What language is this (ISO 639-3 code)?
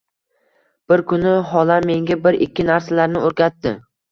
uzb